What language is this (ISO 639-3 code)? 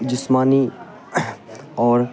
urd